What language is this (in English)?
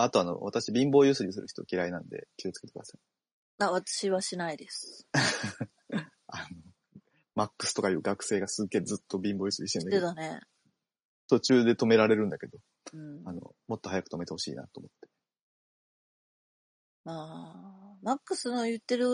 Japanese